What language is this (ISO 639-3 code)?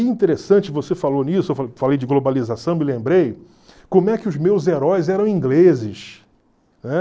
por